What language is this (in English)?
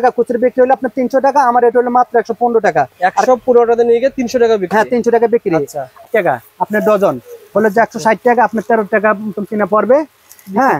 Arabic